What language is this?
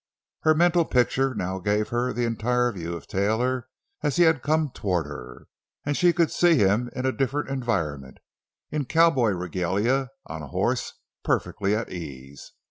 English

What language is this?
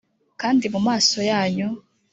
Kinyarwanda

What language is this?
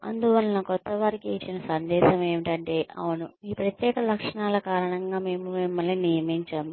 Telugu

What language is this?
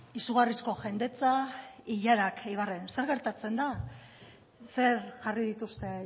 Basque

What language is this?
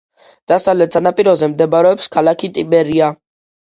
Georgian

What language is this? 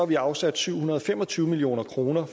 Danish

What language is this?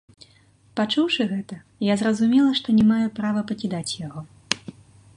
Belarusian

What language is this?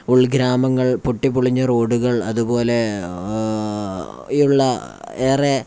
Malayalam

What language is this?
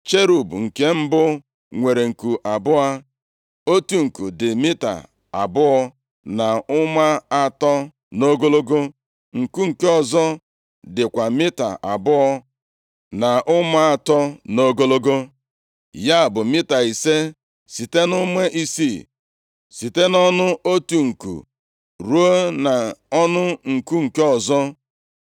Igbo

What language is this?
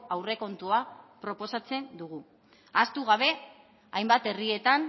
Basque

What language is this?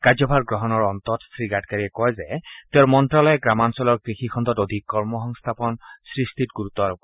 Assamese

